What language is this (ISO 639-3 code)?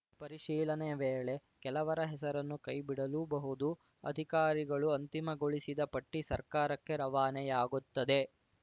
kan